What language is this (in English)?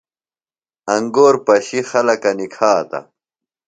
Phalura